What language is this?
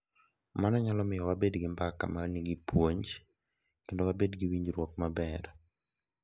Luo (Kenya and Tanzania)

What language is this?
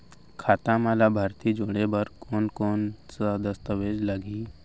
Chhattisgarhi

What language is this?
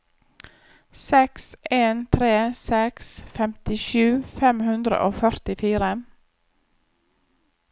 Norwegian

